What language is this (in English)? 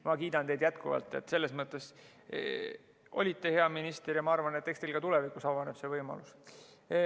Estonian